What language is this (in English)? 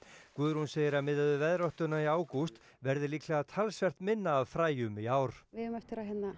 Icelandic